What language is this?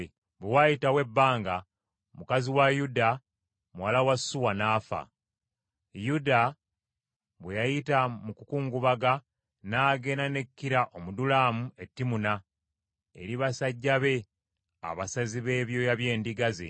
Ganda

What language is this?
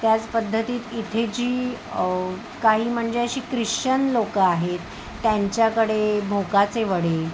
Marathi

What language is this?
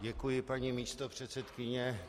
Czech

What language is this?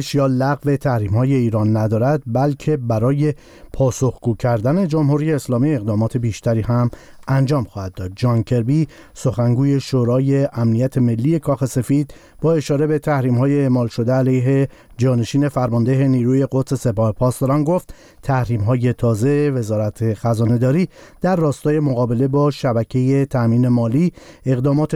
Persian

